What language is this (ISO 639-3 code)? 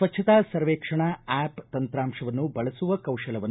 kan